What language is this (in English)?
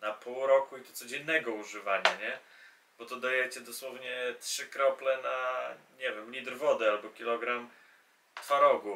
Polish